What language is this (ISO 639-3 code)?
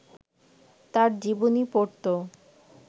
ben